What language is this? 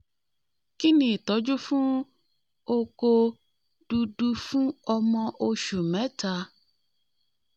Yoruba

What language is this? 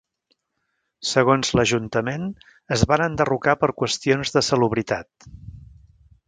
Catalan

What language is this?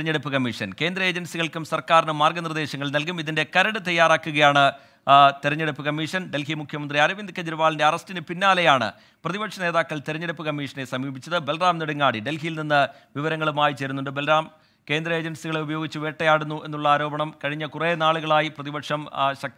Malayalam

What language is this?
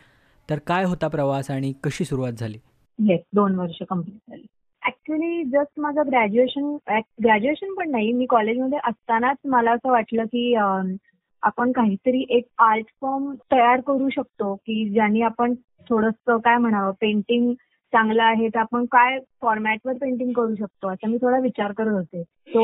Marathi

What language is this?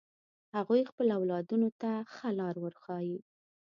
Pashto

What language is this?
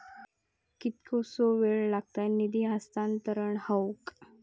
Marathi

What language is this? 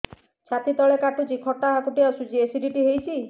Odia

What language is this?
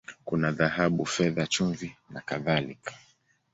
Swahili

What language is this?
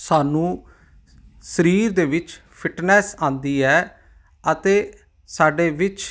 Punjabi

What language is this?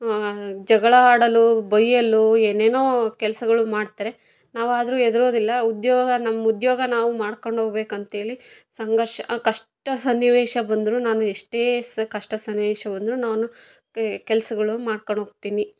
Kannada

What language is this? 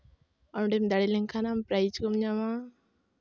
Santali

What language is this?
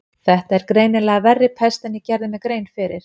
Icelandic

